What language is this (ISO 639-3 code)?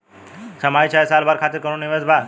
bho